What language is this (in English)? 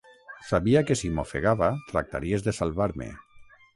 Catalan